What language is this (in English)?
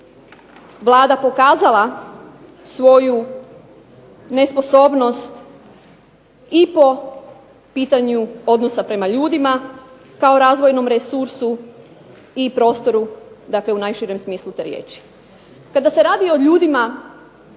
Croatian